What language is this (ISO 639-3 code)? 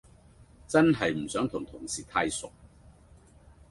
yue